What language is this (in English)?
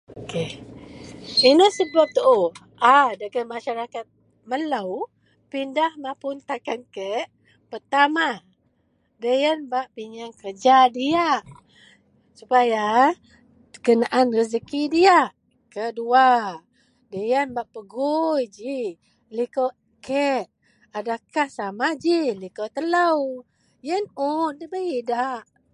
Central Melanau